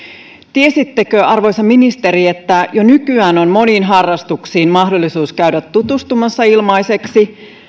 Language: Finnish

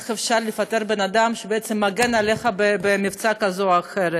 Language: Hebrew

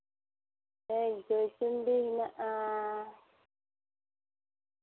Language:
Santali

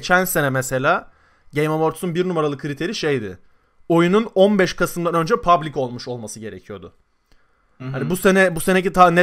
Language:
Turkish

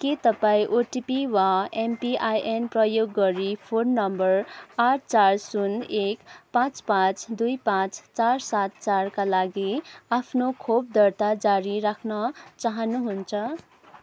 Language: Nepali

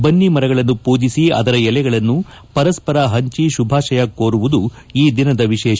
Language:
Kannada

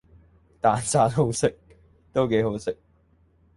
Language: Cantonese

